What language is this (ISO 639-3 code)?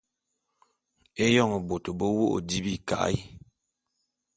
bum